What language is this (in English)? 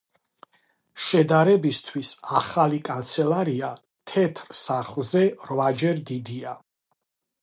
Georgian